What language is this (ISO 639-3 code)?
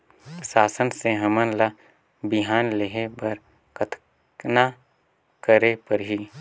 hne